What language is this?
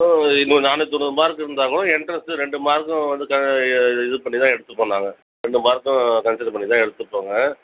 Tamil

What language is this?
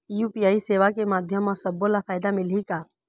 Chhattisgarhi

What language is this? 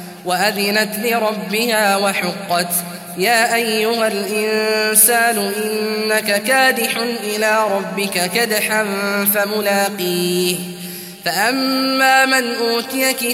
Arabic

